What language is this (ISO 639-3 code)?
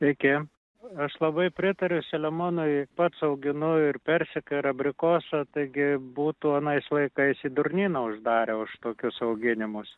lit